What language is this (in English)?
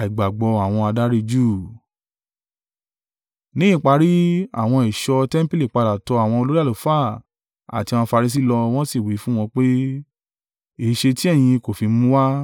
Yoruba